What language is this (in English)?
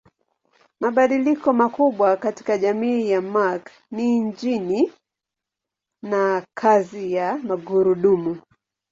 Swahili